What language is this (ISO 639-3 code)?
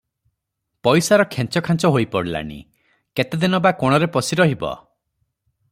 ori